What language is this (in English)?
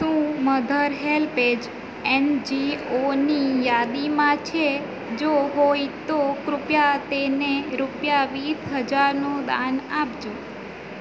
Gujarati